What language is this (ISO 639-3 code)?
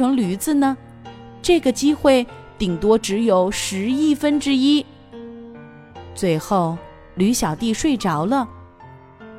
zho